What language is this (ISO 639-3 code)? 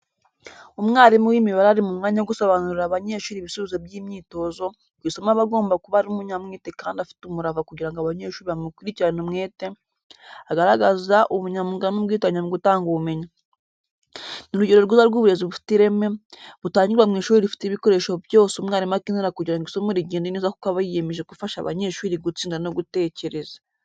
kin